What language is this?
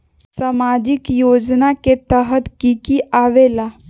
Magahi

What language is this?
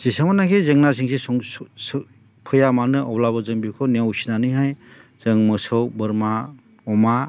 Bodo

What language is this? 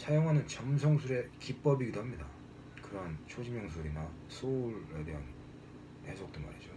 Korean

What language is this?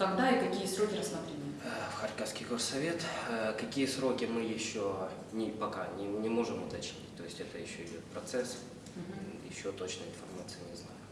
Russian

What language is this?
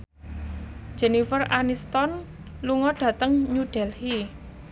Javanese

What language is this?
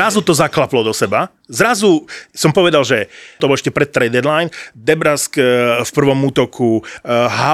Slovak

